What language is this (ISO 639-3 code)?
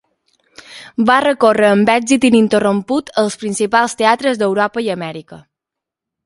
cat